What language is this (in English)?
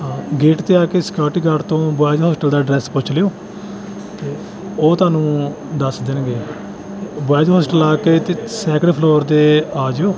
Punjabi